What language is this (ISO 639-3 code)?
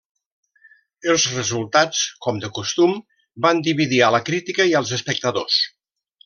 cat